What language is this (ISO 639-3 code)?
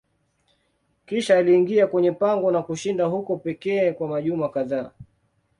swa